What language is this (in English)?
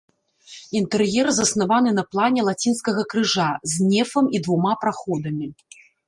Belarusian